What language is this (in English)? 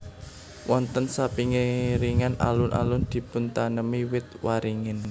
Javanese